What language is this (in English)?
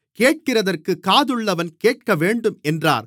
Tamil